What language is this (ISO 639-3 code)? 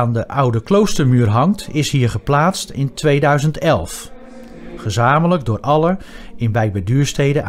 nld